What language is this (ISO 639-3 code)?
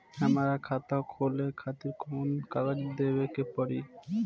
bho